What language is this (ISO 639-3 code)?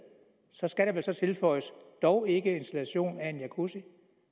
dan